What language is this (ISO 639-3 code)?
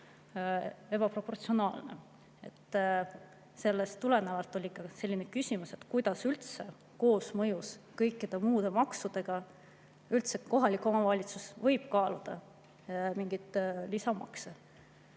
est